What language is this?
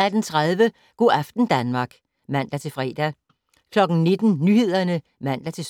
Danish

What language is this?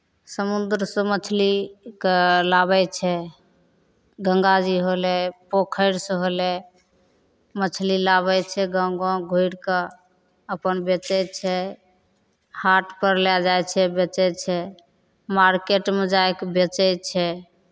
Maithili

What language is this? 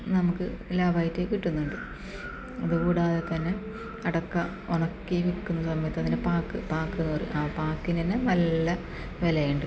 Malayalam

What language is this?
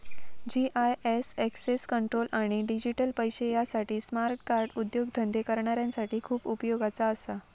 Marathi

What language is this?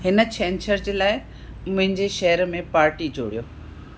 Sindhi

